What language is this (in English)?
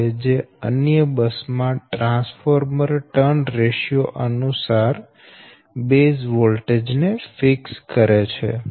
Gujarati